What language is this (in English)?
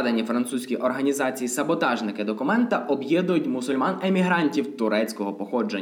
Ukrainian